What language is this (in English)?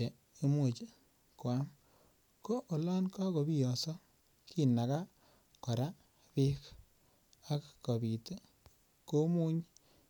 Kalenjin